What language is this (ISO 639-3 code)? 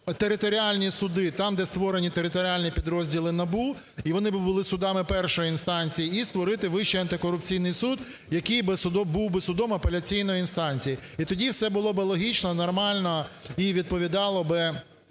ukr